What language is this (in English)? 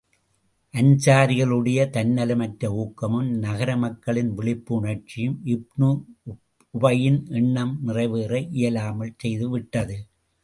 Tamil